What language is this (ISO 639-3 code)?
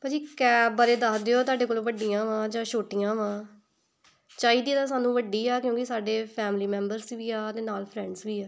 pan